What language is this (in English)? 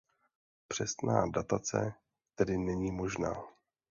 Czech